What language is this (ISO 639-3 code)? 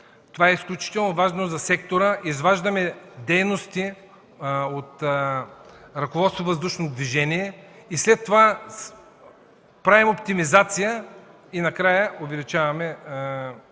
bul